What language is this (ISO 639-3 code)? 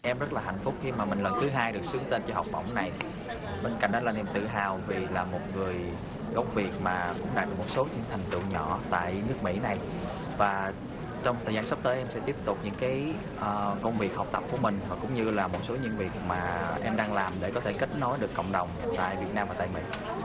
vie